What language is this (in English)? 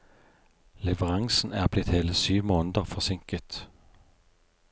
Norwegian